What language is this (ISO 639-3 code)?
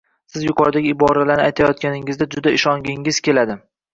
uzb